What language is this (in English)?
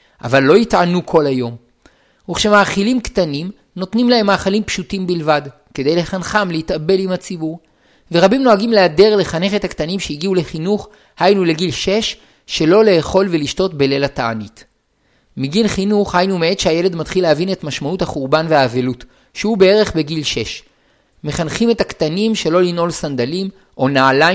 Hebrew